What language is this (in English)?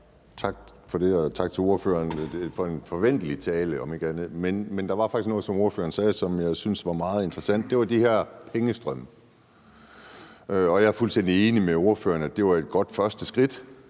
Danish